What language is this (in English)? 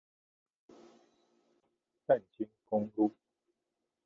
Chinese